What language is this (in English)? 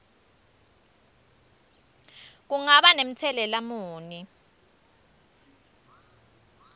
Swati